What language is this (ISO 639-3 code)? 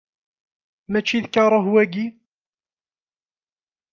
kab